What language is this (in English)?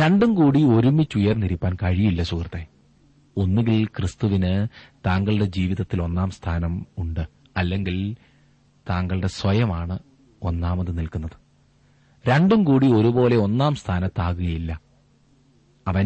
Malayalam